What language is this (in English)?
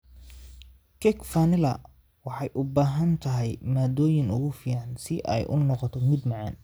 Somali